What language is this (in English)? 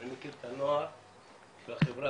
Hebrew